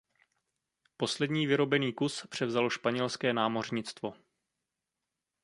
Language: Czech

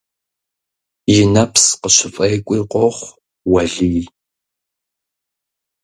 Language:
Kabardian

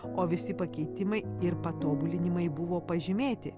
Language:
Lithuanian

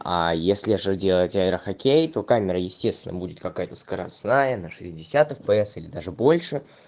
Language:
Russian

